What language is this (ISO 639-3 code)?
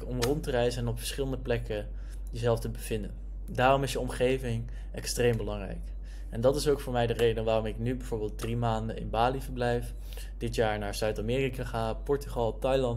nld